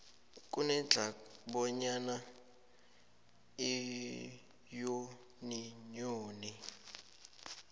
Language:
South Ndebele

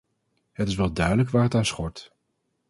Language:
Dutch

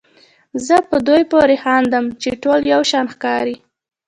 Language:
Pashto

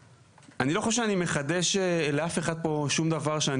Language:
Hebrew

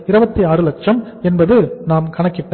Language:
Tamil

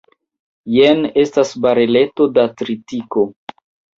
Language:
Esperanto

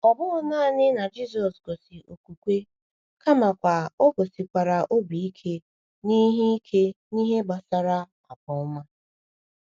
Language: Igbo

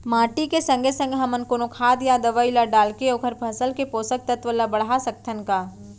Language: Chhattisgarhi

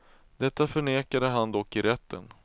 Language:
Swedish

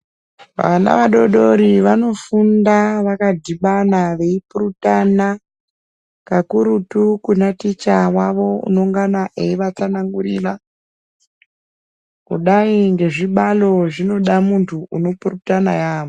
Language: Ndau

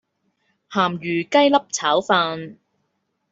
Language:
Cantonese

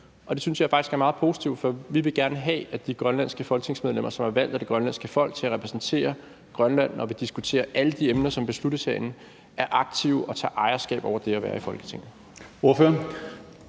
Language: Danish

